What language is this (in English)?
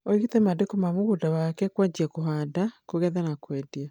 Kikuyu